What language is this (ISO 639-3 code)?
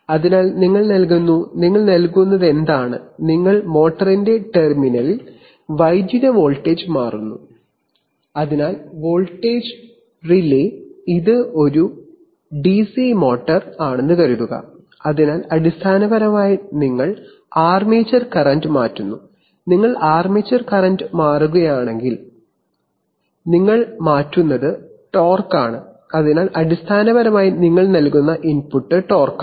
mal